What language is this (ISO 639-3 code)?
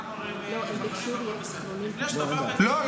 heb